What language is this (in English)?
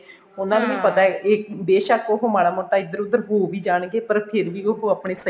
Punjabi